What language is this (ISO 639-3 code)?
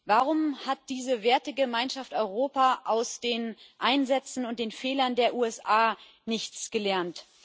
deu